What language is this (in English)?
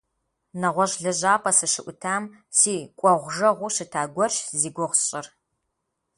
Kabardian